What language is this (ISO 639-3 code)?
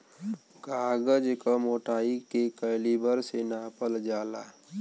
bho